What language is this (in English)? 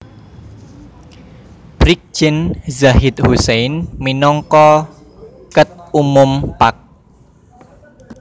Javanese